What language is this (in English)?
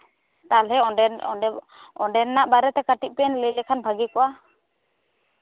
Santali